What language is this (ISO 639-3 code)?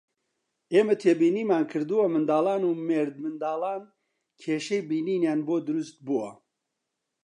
ckb